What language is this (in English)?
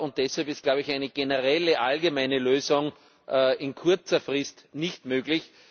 German